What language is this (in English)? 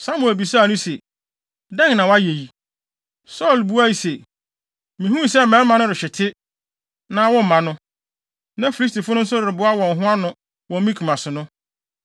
Akan